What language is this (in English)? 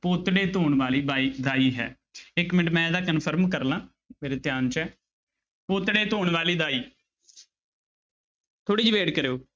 Punjabi